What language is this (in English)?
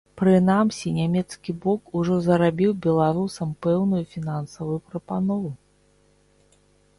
Belarusian